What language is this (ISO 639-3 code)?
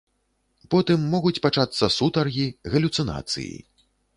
bel